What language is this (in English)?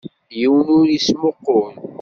Kabyle